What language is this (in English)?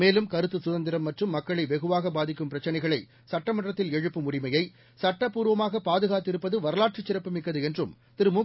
Tamil